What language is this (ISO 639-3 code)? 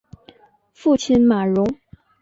zho